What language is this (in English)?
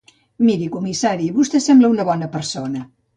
Catalan